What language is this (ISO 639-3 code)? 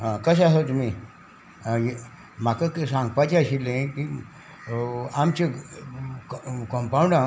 kok